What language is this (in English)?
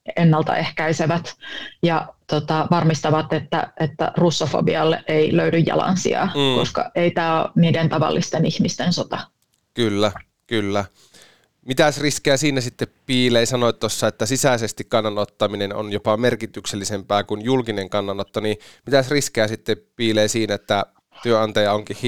Finnish